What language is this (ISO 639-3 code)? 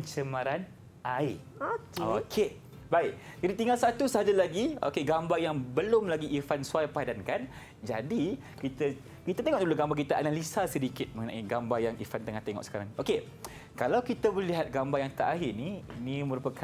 msa